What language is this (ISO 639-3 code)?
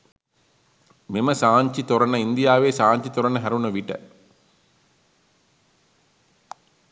sin